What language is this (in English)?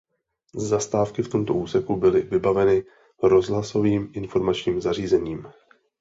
Czech